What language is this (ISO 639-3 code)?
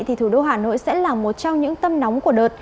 vie